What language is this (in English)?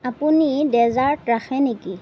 Assamese